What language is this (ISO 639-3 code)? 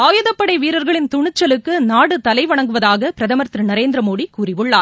tam